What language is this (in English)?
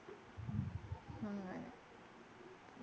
Malayalam